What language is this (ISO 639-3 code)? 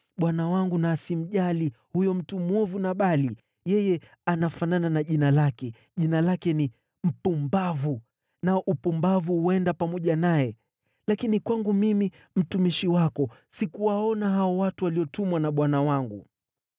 swa